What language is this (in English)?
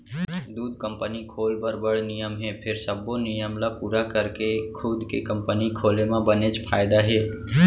Chhattisgarhi